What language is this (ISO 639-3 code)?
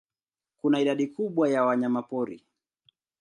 swa